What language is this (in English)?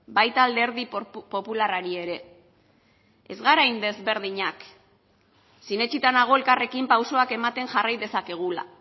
Basque